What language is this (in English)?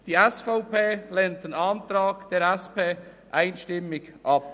Swiss German